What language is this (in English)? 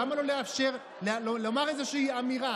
Hebrew